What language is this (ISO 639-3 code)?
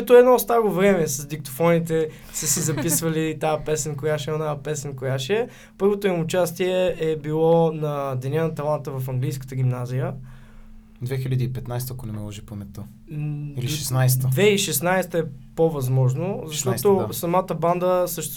bul